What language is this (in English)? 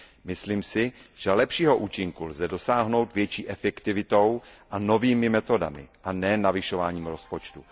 Czech